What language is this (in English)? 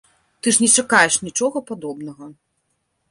Belarusian